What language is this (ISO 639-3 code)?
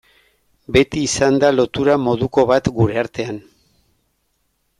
eus